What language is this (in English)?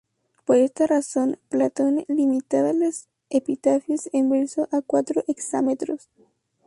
Spanish